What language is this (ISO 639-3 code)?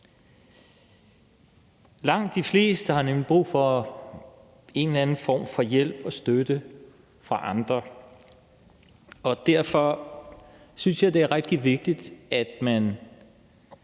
dan